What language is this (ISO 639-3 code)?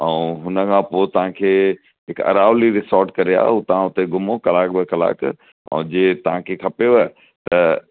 snd